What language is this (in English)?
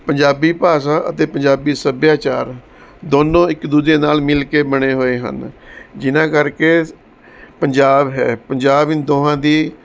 Punjabi